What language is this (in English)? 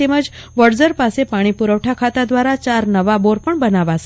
Gujarati